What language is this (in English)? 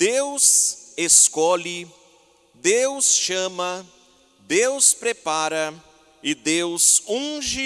Portuguese